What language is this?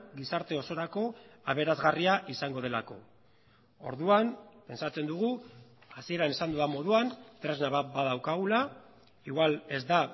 Basque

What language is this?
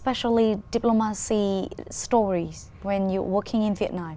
Vietnamese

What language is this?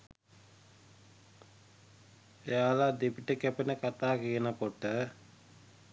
Sinhala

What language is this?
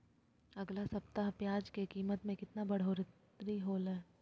Magahi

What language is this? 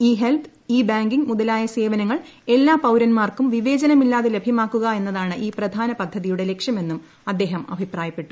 Malayalam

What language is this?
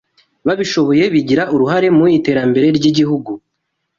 Kinyarwanda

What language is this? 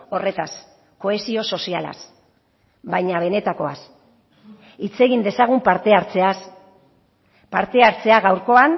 Basque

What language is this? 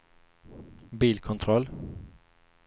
Swedish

